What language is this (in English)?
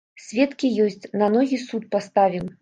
Belarusian